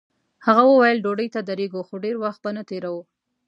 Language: Pashto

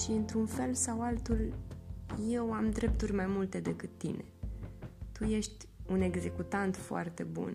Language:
Romanian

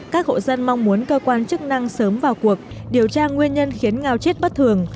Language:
Vietnamese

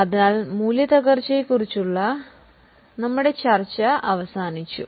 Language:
Malayalam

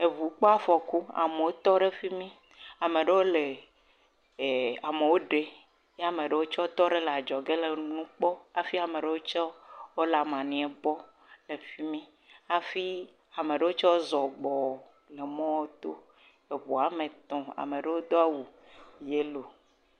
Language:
Ewe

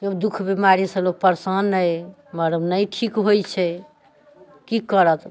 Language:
Maithili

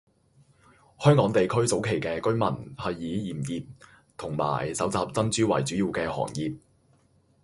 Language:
Cantonese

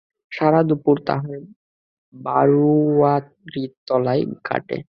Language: Bangla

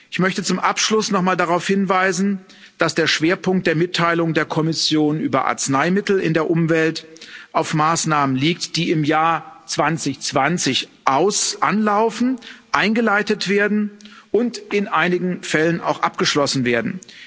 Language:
German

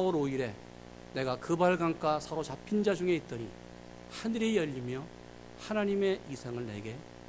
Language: Korean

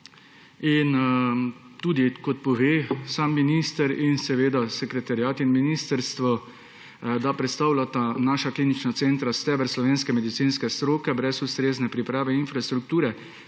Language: Slovenian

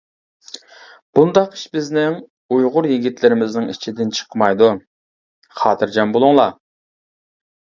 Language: Uyghur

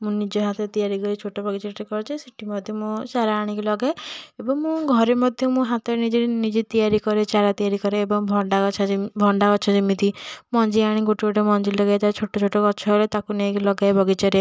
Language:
Odia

